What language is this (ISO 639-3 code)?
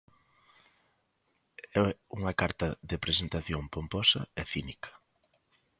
glg